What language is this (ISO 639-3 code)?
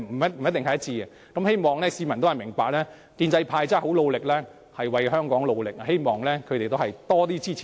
yue